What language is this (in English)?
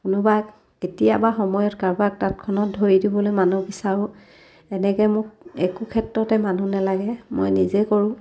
Assamese